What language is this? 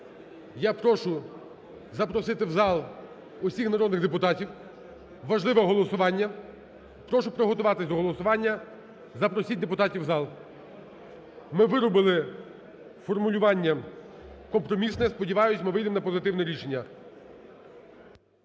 Ukrainian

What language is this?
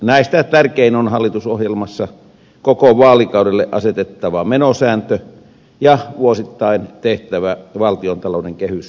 Finnish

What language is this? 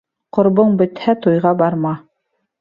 Bashkir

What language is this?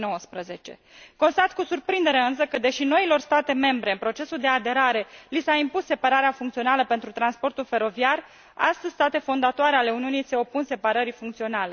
Romanian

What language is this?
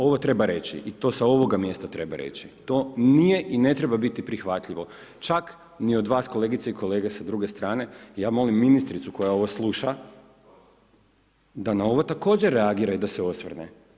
Croatian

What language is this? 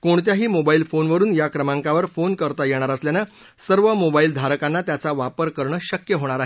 Marathi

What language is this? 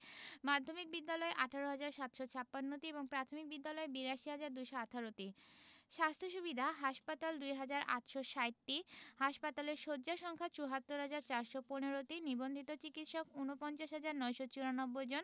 Bangla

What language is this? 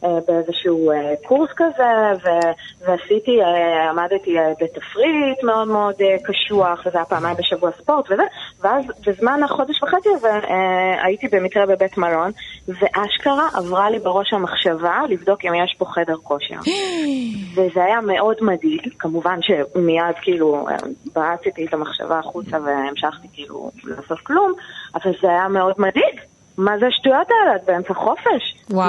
Hebrew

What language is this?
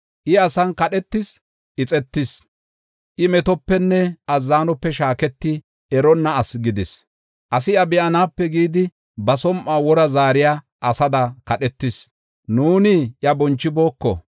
Gofa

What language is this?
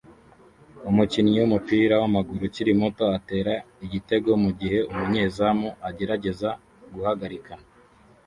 Kinyarwanda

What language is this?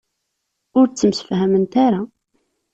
Kabyle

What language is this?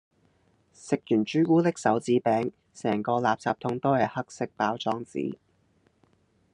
Cantonese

